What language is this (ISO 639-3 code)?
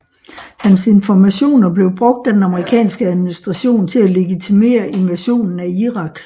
dan